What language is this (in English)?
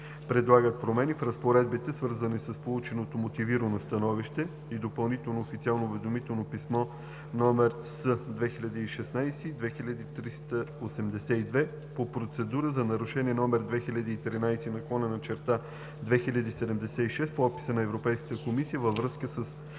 Bulgarian